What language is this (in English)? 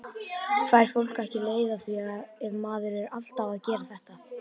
Icelandic